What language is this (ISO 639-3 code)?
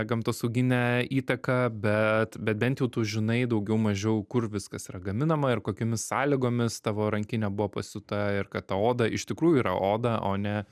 lit